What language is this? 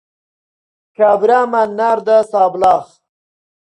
Central Kurdish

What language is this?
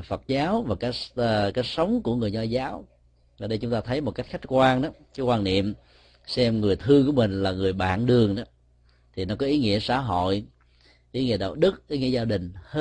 Vietnamese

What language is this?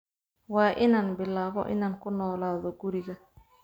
Somali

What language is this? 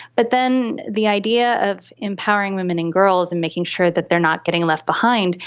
English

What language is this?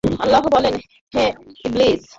Bangla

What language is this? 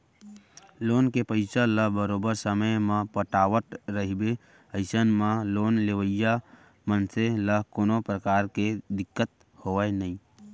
Chhattisgarhi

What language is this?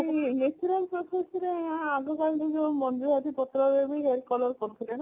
Odia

